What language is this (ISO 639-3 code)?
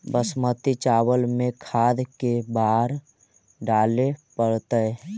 mag